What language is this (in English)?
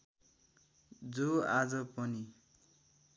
Nepali